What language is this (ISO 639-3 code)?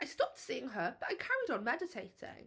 eng